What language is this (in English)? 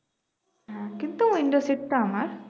Bangla